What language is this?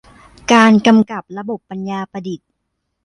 Thai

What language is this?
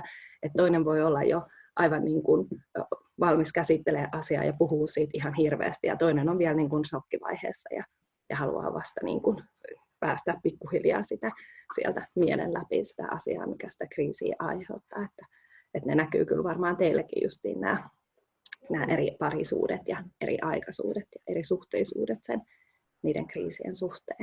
Finnish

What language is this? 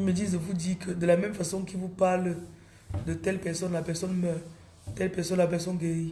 French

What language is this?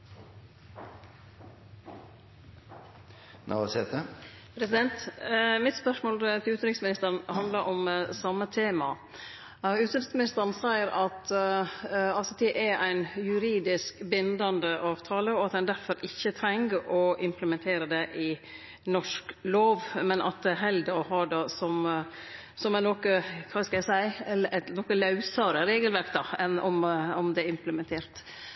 Norwegian Nynorsk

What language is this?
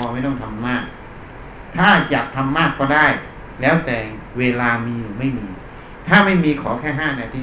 Thai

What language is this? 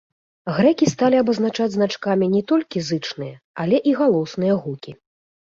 Belarusian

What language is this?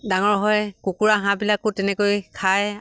Assamese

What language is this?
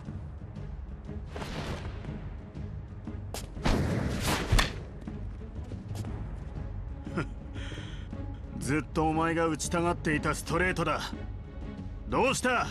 Japanese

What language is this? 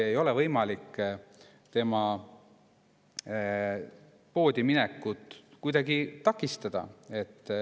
Estonian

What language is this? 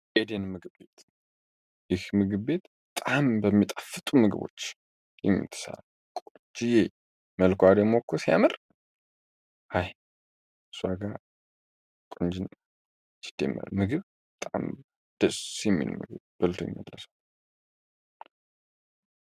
Amharic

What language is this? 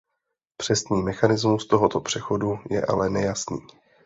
Czech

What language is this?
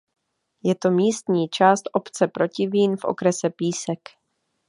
Czech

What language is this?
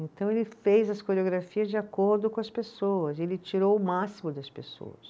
Portuguese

